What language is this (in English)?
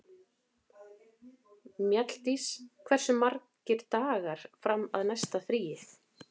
Icelandic